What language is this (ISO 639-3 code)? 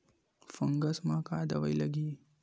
hne